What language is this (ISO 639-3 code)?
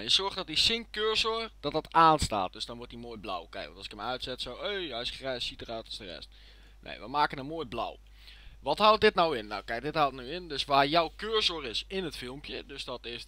nld